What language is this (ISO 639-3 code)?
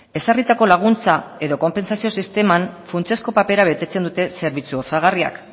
eus